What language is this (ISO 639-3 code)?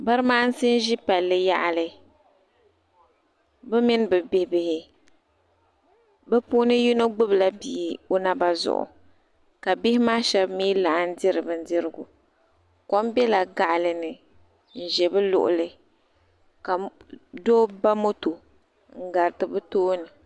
dag